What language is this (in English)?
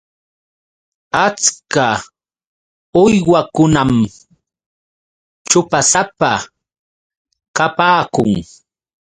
Yauyos Quechua